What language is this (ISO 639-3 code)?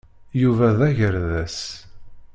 kab